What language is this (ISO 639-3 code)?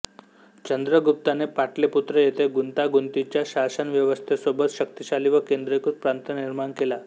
mar